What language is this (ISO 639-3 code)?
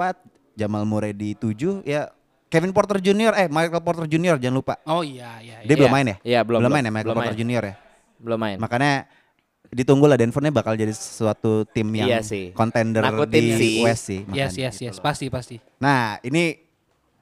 ind